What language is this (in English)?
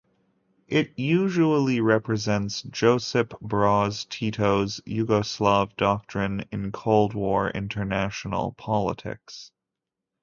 English